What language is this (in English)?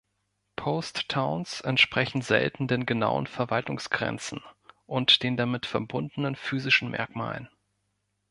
German